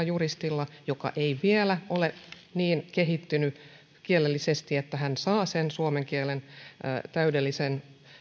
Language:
Finnish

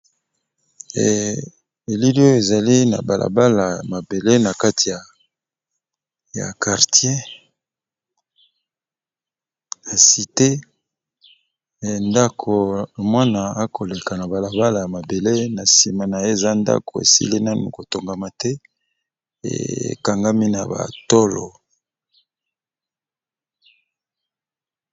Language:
Lingala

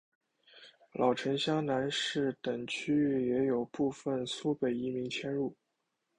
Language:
Chinese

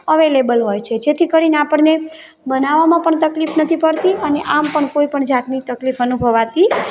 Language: Gujarati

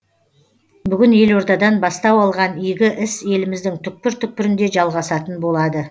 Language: Kazakh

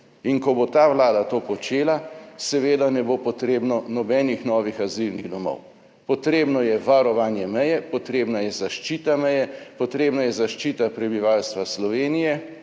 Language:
Slovenian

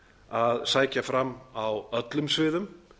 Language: Icelandic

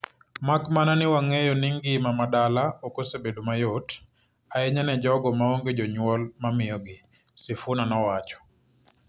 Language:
Luo (Kenya and Tanzania)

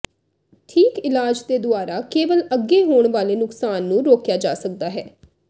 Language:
Punjabi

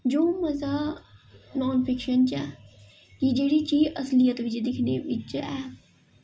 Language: Dogri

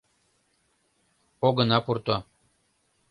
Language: Mari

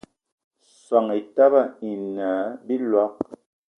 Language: Eton (Cameroon)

